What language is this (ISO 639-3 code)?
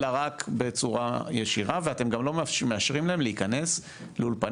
heb